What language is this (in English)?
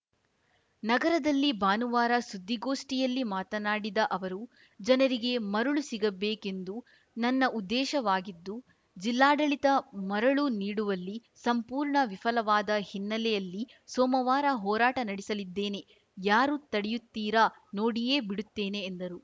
Kannada